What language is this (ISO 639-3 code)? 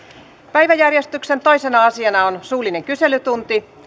fin